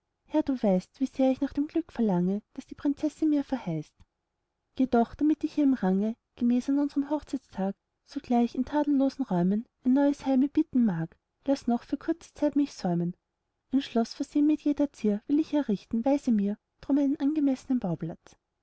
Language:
German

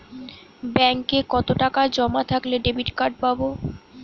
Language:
Bangla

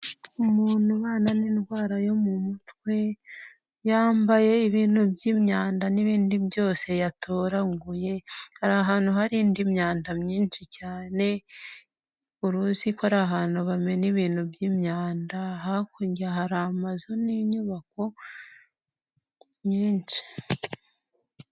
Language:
Kinyarwanda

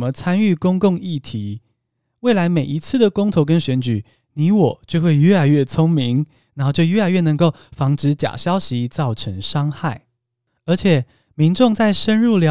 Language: Chinese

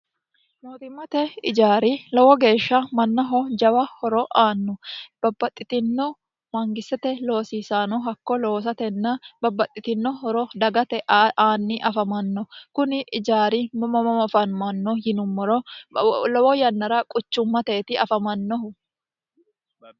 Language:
Sidamo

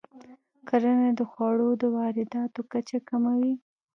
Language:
Pashto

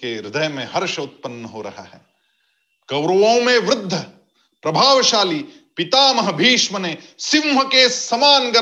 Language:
Hindi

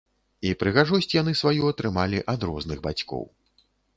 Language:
Belarusian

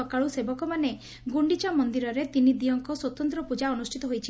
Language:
Odia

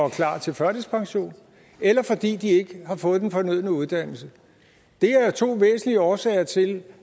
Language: Danish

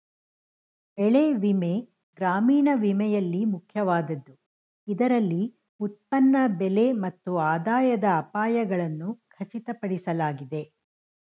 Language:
Kannada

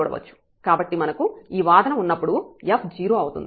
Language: Telugu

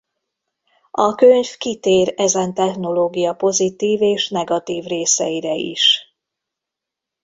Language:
Hungarian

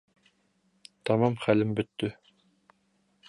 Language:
Bashkir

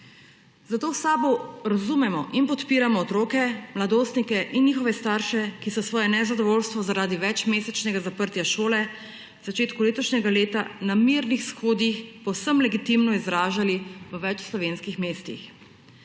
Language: Slovenian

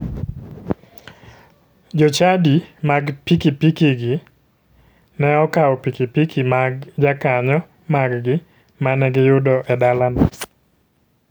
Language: Luo (Kenya and Tanzania)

